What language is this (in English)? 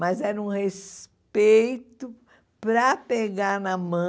Portuguese